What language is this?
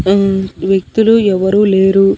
Telugu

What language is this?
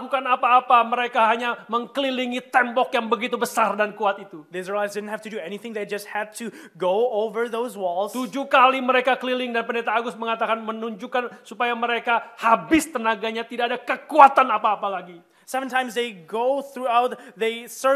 Indonesian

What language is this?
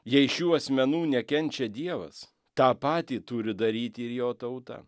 Lithuanian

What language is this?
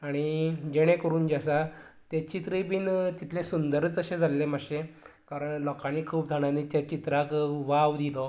Konkani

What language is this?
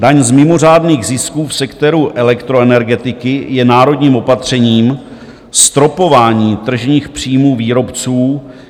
Czech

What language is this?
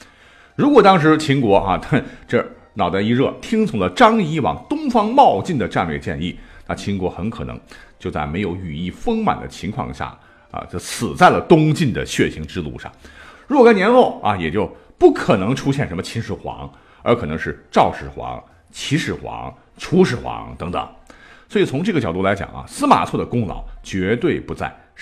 Chinese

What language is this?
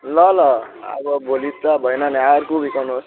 Nepali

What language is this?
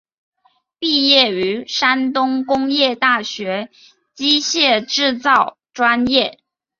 Chinese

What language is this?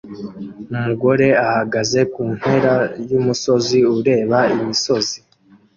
Kinyarwanda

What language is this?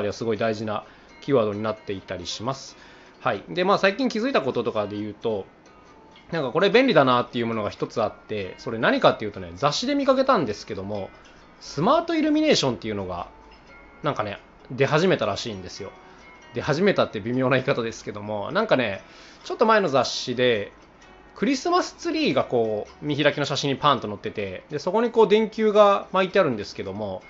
Japanese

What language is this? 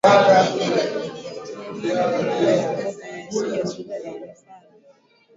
Swahili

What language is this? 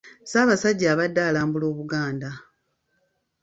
Ganda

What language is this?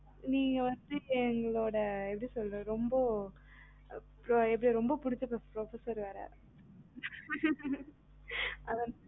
Tamil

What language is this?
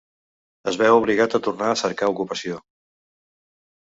Catalan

